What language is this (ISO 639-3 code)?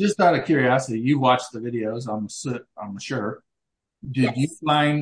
eng